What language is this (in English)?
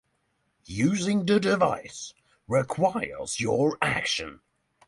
English